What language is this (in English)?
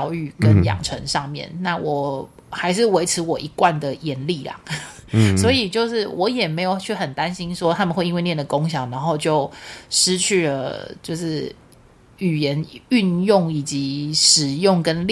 Chinese